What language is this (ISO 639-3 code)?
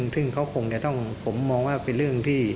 tha